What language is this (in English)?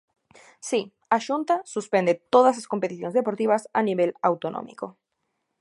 Galician